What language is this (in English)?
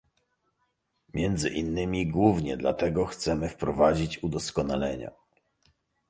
Polish